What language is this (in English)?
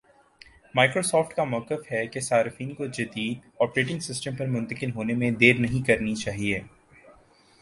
Urdu